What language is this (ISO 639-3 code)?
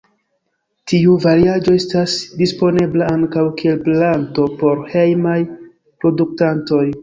epo